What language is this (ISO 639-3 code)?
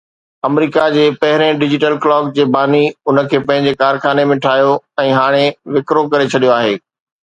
snd